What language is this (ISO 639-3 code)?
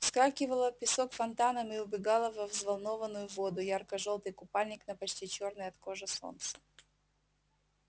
rus